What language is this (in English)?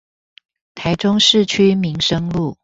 Chinese